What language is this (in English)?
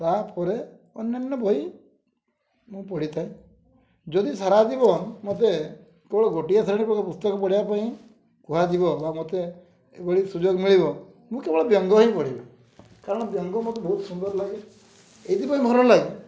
Odia